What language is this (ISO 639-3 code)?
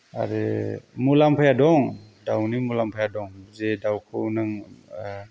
brx